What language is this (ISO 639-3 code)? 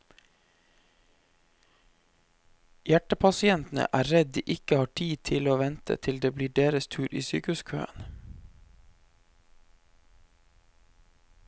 nor